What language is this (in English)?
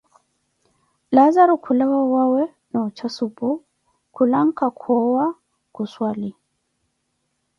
Koti